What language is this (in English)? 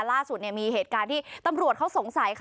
Thai